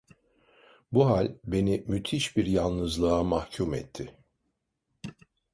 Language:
Turkish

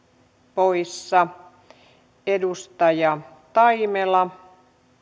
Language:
Finnish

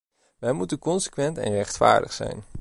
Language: Dutch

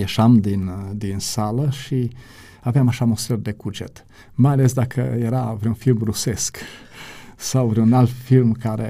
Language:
Romanian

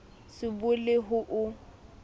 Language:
Southern Sotho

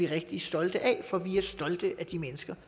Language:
Danish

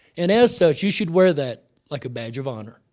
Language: English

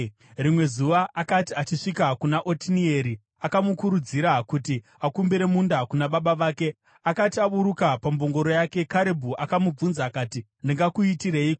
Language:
Shona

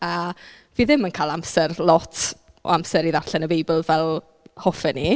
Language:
Welsh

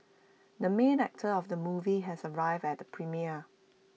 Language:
English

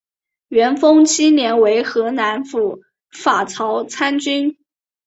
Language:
Chinese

